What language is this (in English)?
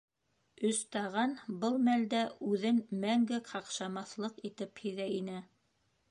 Bashkir